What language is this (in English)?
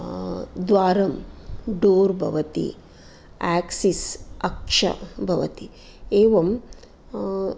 Sanskrit